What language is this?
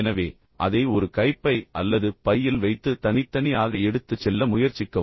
Tamil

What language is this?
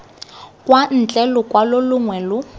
Tswana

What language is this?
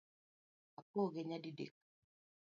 Luo (Kenya and Tanzania)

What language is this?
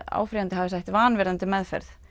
Icelandic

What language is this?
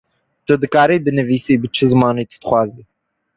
Kurdish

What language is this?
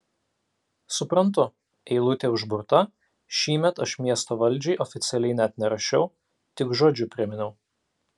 Lithuanian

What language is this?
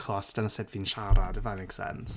Welsh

